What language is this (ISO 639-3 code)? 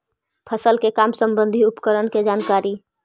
mag